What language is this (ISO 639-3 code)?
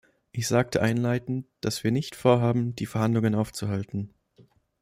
deu